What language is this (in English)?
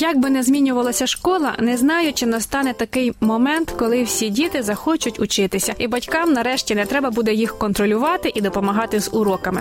Ukrainian